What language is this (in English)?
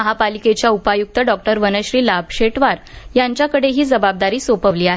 Marathi